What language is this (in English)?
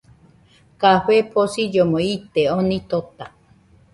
Nüpode Huitoto